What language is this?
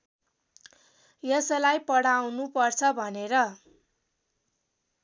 Nepali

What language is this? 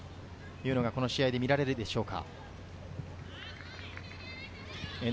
Japanese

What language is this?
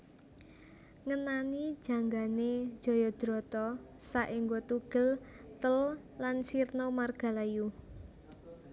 Javanese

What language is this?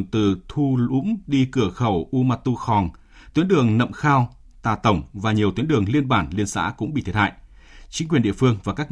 Vietnamese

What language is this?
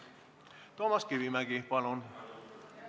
Estonian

